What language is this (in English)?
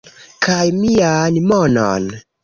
Esperanto